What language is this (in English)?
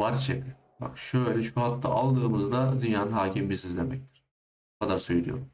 Turkish